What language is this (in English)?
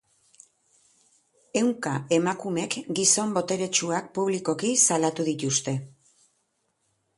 Basque